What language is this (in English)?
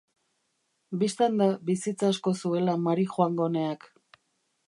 Basque